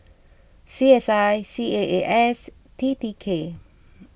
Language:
English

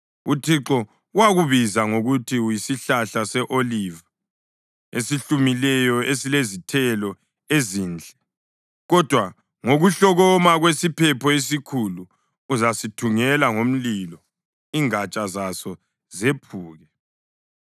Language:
North Ndebele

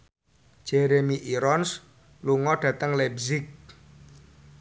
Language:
Javanese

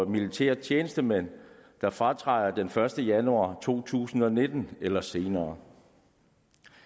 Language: Danish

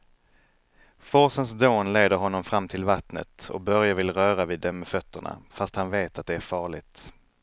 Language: Swedish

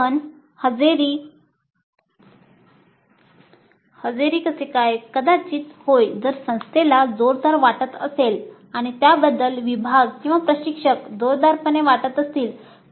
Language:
Marathi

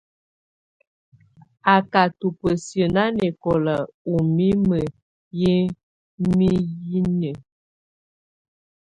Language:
Tunen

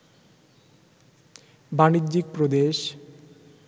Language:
Bangla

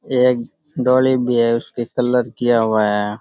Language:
Rajasthani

